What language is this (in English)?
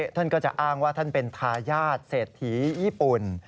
Thai